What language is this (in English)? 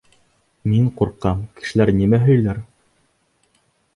Bashkir